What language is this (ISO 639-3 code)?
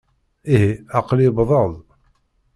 kab